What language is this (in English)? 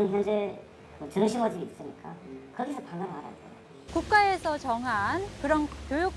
Korean